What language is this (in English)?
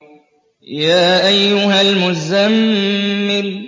Arabic